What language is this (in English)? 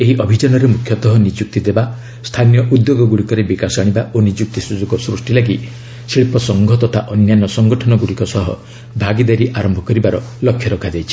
Odia